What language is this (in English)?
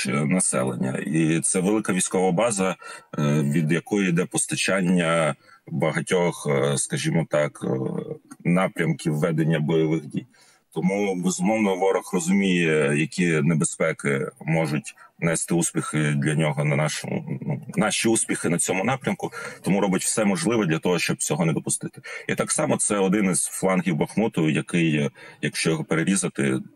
Ukrainian